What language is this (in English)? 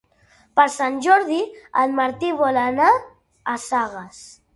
Catalan